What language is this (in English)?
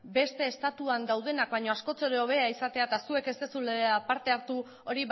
Basque